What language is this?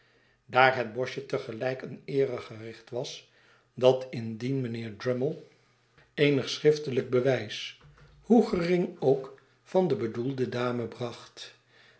Dutch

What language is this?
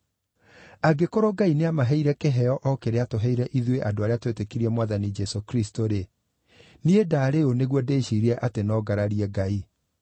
Kikuyu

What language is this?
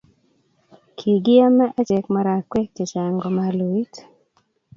Kalenjin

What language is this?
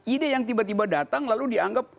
Indonesian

